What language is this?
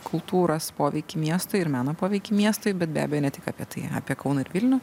Lithuanian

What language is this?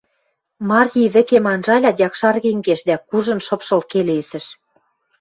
Western Mari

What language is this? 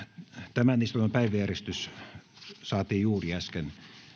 Finnish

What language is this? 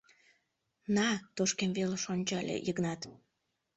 Mari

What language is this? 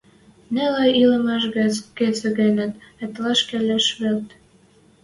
Western Mari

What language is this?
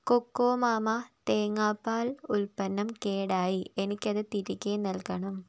Malayalam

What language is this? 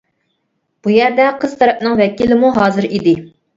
Uyghur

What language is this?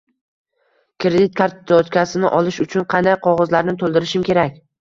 Uzbek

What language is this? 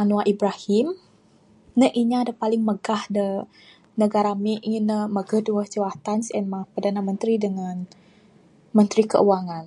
Bukar-Sadung Bidayuh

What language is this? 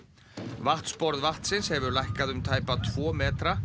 Icelandic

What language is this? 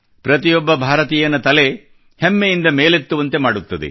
Kannada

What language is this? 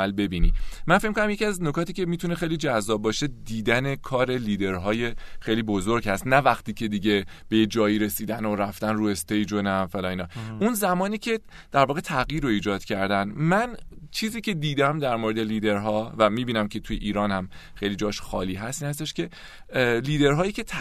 Persian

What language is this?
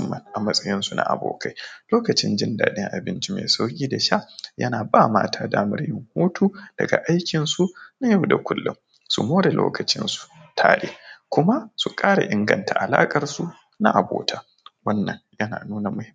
Hausa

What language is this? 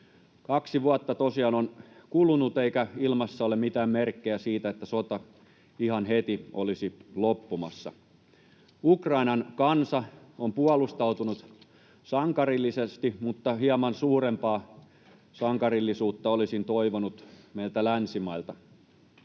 Finnish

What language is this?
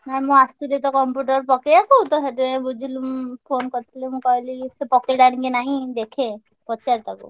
Odia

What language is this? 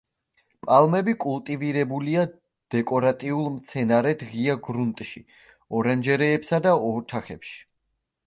Georgian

